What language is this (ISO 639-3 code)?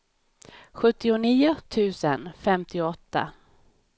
swe